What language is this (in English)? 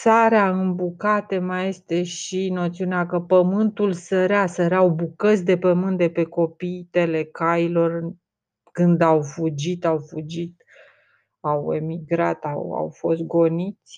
Romanian